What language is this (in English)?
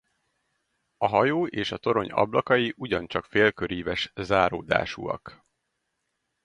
Hungarian